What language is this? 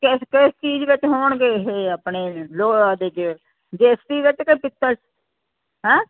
Punjabi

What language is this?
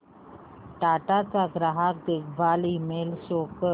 Marathi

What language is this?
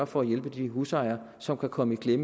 Danish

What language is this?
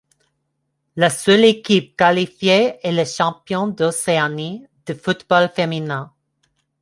French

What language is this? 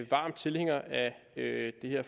Danish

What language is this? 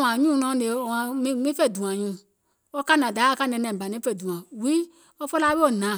Gola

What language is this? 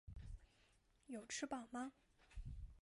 Chinese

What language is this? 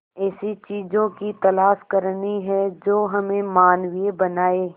Hindi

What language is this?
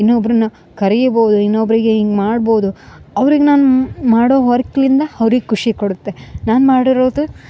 Kannada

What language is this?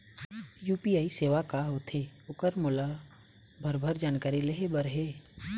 Chhattisgarhi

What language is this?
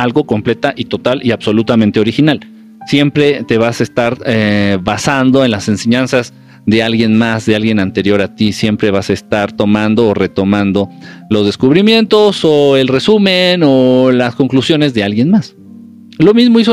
Spanish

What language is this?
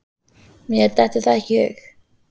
Icelandic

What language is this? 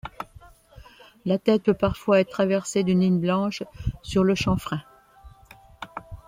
French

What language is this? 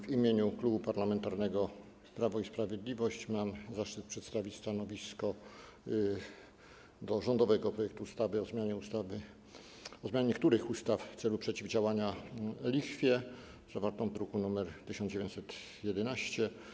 Polish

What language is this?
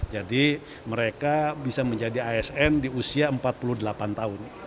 Indonesian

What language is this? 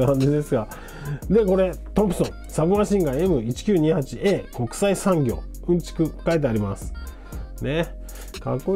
Japanese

